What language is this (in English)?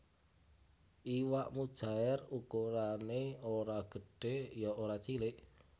Javanese